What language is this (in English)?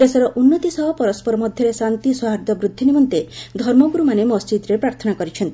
Odia